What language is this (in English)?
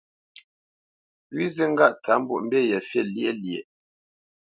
Bamenyam